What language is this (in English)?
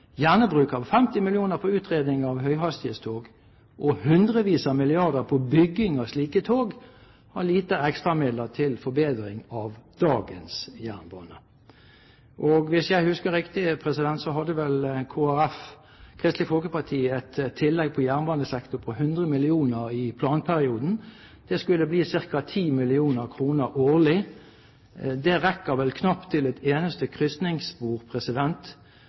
Norwegian Bokmål